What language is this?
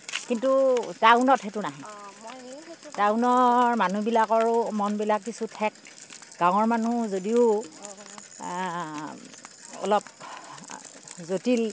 Assamese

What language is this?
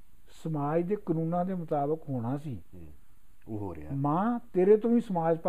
Punjabi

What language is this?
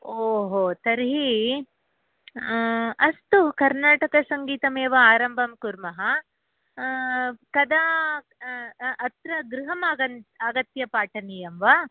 Sanskrit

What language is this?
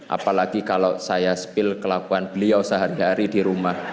Indonesian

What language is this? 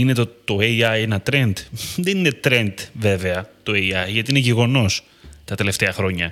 Greek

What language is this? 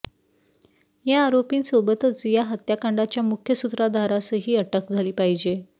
Marathi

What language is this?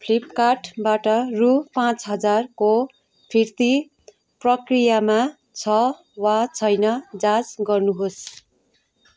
Nepali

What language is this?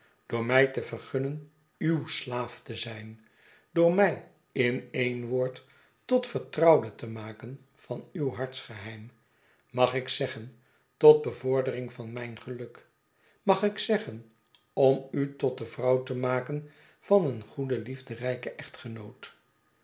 Dutch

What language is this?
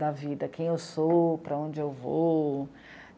Portuguese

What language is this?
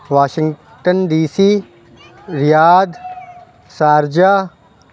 Urdu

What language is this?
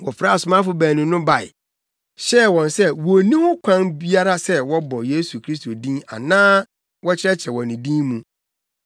Akan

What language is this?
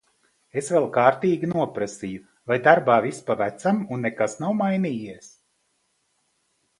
Latvian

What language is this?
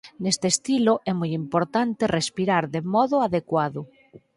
Galician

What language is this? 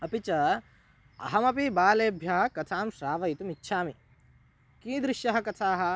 Sanskrit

